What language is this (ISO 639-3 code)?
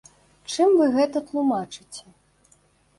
bel